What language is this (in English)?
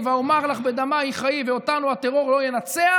Hebrew